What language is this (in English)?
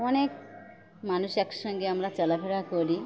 Bangla